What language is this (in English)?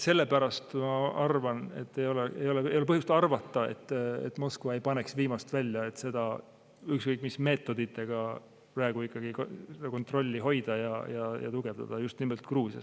Estonian